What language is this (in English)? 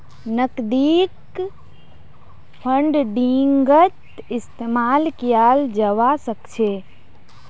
Magahi